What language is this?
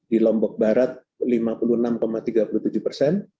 Indonesian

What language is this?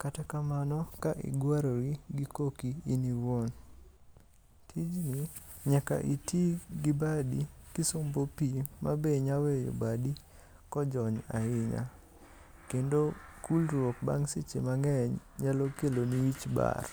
Luo (Kenya and Tanzania)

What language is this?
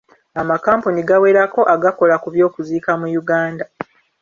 Ganda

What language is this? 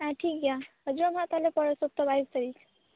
Santali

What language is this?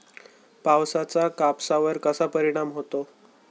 Marathi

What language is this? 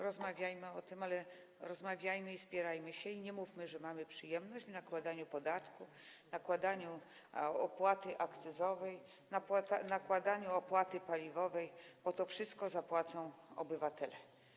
Polish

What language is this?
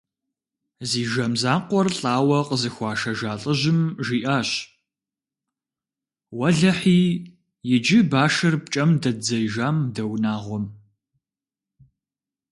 Kabardian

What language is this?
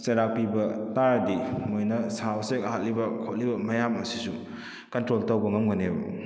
Manipuri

